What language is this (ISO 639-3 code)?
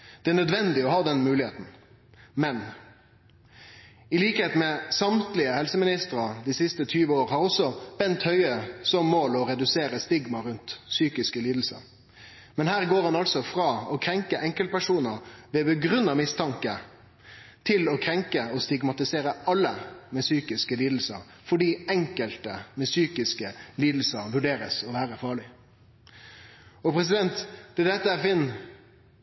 nno